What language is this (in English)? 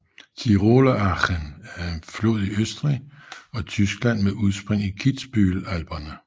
Danish